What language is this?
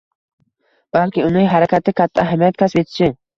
Uzbek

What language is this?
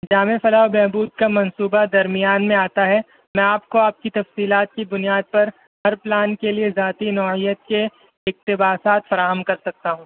Urdu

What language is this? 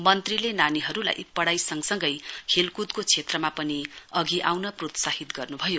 Nepali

